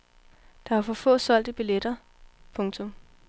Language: Danish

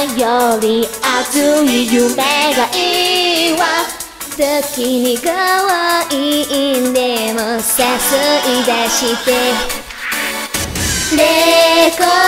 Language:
Indonesian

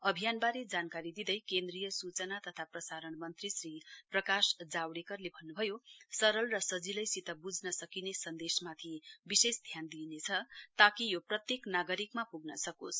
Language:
Nepali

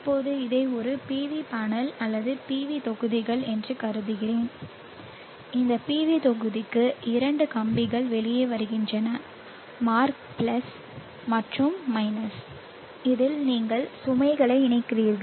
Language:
Tamil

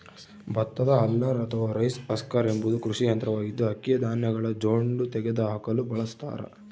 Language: Kannada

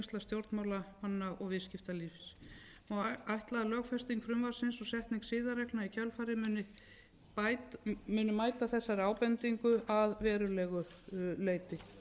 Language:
Icelandic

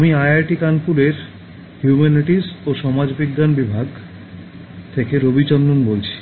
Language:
Bangla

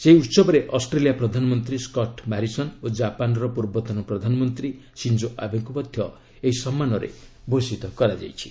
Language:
Odia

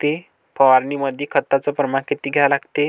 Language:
Marathi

